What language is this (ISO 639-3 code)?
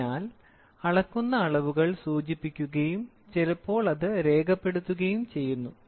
mal